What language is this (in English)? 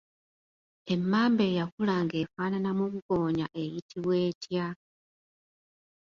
Ganda